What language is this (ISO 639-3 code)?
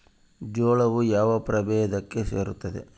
kan